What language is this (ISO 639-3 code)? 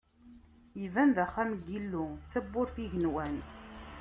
kab